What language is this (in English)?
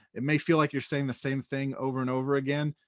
English